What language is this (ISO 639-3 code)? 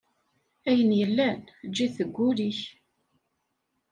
kab